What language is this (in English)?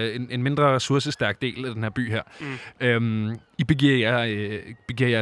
Danish